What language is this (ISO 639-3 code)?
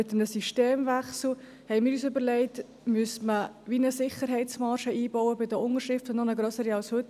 gsw